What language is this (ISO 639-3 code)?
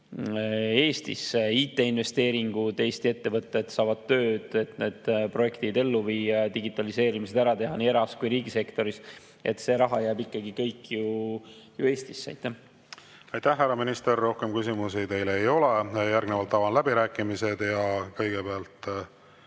est